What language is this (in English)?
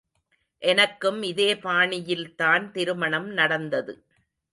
Tamil